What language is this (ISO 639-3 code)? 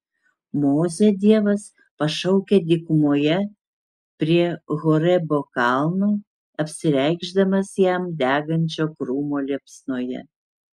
lit